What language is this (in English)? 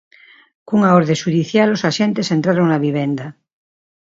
Galician